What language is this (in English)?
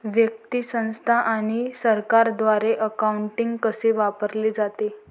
Marathi